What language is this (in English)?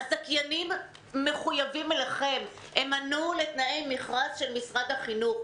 Hebrew